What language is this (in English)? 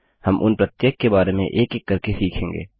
Hindi